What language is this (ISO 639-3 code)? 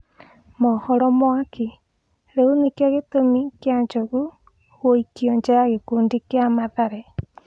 kik